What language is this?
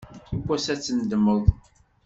Kabyle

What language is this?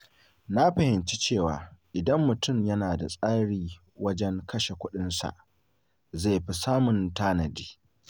Hausa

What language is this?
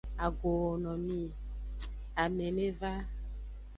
Aja (Benin)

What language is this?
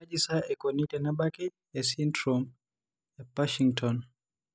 Masai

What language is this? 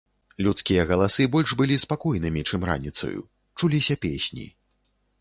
Belarusian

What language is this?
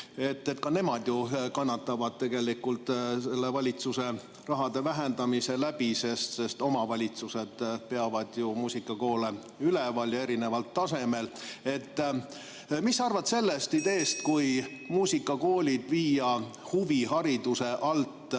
Estonian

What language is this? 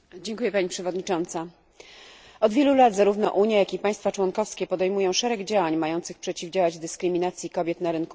Polish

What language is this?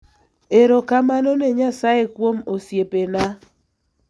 Luo (Kenya and Tanzania)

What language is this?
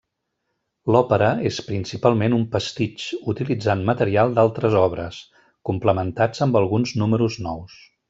Catalan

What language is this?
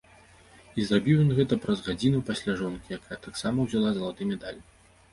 Belarusian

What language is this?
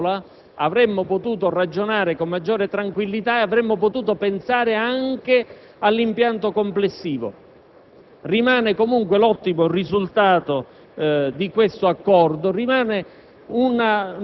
Italian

